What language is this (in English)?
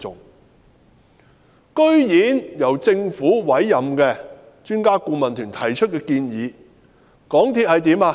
Cantonese